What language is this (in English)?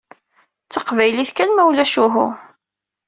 Kabyle